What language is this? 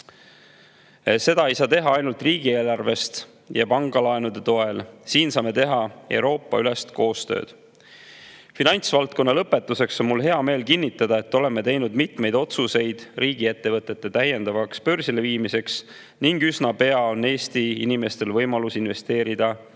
Estonian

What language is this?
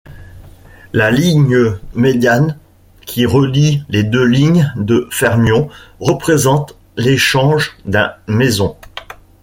French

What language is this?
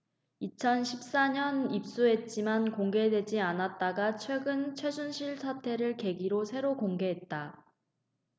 Korean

